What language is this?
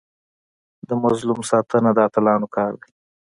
Pashto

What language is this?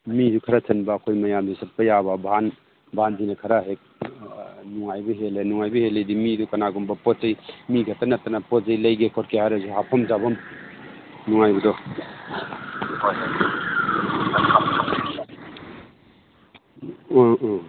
Manipuri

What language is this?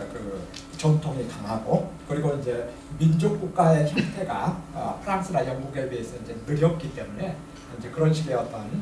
Korean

